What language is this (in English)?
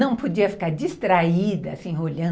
Portuguese